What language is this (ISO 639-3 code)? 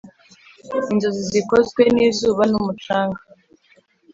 kin